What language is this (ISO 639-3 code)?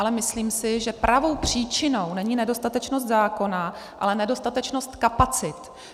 ces